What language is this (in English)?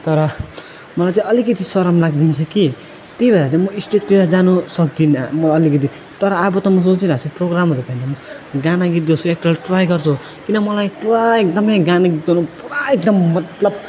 Nepali